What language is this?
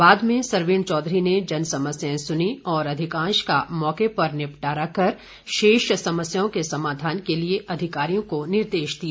Hindi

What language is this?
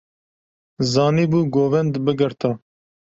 Kurdish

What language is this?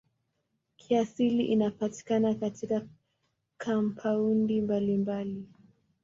Swahili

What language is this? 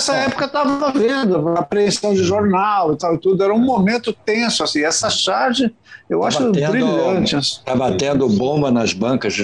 Portuguese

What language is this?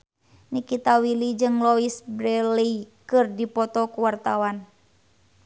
Sundanese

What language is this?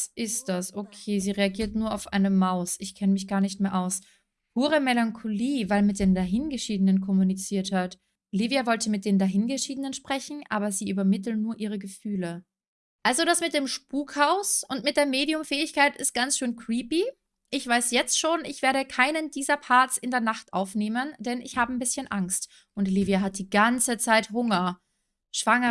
German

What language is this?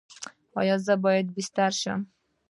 Pashto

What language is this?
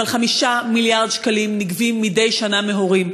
Hebrew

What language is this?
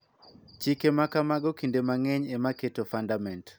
Luo (Kenya and Tanzania)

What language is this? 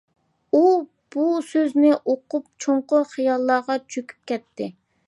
Uyghur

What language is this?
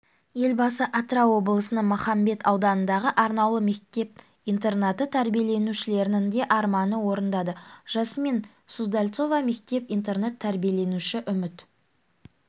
Kazakh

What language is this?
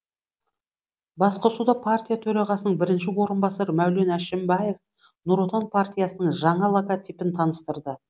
Kazakh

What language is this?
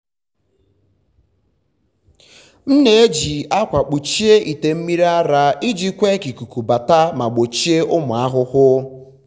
Igbo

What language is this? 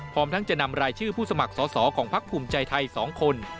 Thai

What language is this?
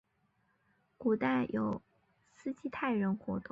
Chinese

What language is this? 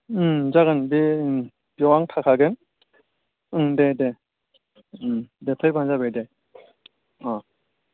Bodo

